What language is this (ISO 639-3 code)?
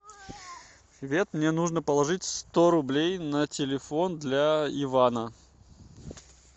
rus